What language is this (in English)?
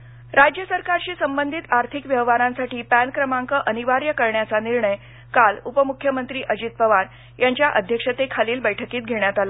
Marathi